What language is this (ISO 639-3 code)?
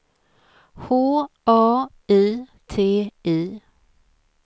swe